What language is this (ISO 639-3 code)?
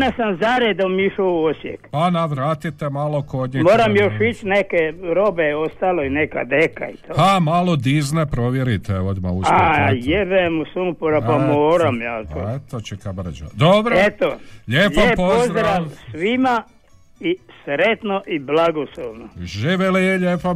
hrv